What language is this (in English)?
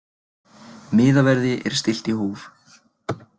Icelandic